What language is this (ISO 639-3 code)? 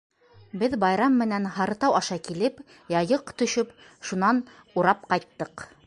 bak